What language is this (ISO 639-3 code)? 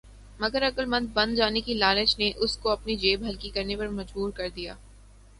urd